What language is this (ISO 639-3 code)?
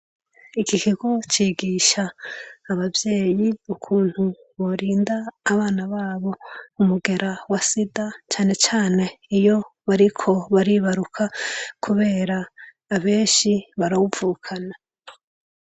run